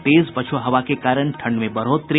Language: Hindi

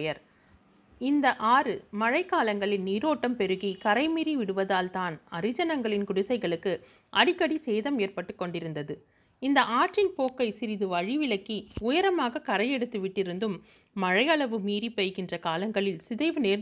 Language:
Tamil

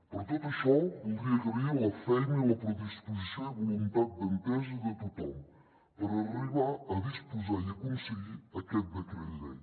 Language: Catalan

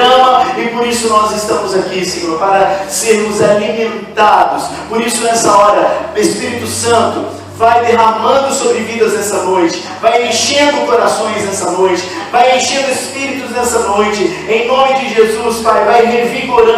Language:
Portuguese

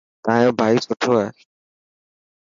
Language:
Dhatki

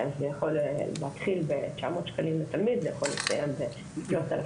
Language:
Hebrew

